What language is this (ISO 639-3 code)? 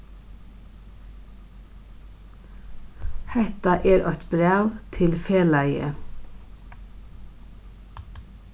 fao